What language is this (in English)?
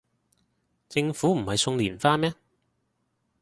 Cantonese